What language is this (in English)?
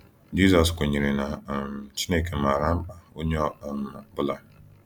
Igbo